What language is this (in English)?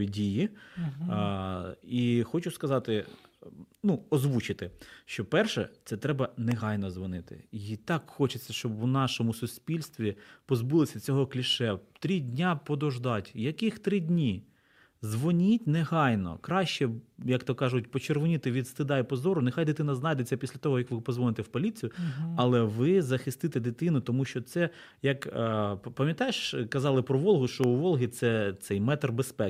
Ukrainian